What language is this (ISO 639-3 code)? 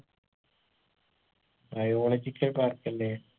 mal